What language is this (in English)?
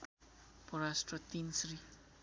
Nepali